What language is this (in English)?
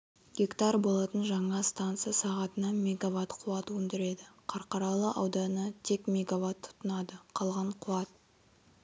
Kazakh